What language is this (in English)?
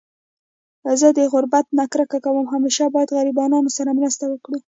Pashto